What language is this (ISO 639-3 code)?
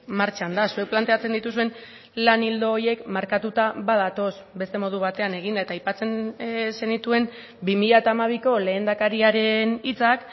eus